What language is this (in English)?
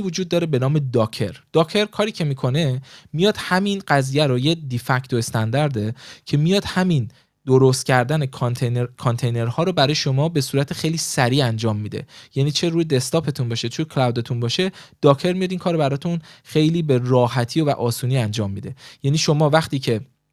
Persian